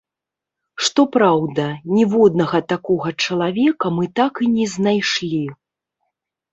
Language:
Belarusian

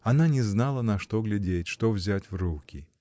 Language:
Russian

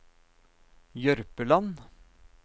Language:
Norwegian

